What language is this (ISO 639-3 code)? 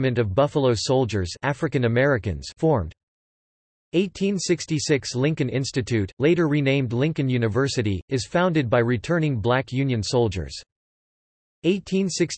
eng